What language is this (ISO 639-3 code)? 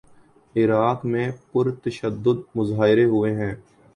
urd